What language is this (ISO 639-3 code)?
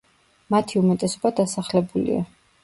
kat